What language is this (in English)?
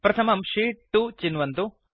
Sanskrit